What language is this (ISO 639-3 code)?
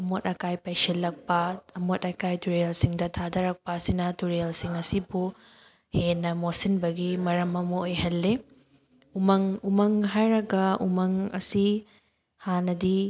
mni